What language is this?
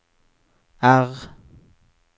Norwegian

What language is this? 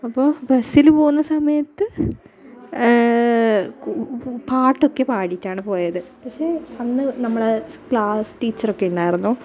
Malayalam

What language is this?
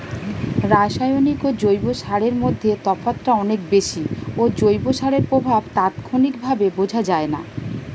Bangla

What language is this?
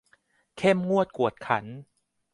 Thai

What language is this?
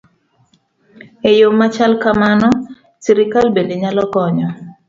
Luo (Kenya and Tanzania)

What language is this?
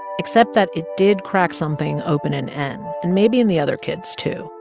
English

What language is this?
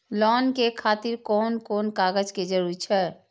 Maithili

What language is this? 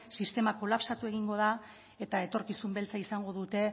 Basque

